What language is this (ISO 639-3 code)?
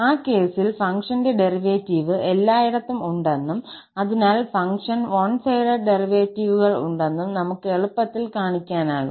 mal